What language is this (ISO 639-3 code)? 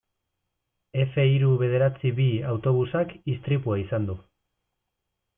eus